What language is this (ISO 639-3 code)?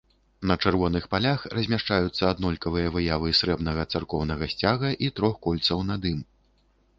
bel